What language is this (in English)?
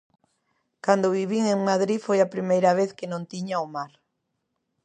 Galician